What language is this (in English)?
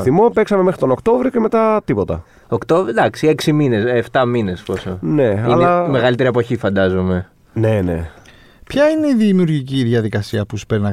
Greek